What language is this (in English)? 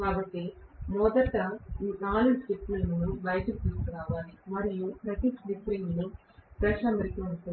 Telugu